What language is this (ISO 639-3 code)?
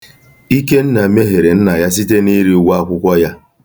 ibo